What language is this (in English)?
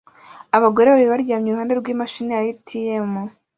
Kinyarwanda